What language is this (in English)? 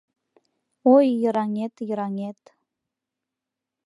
Mari